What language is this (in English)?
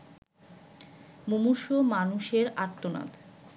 Bangla